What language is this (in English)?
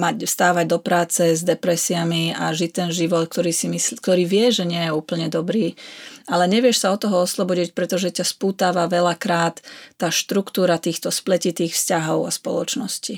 Slovak